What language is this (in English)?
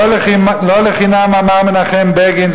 Hebrew